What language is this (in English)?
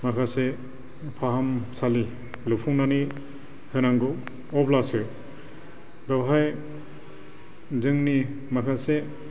Bodo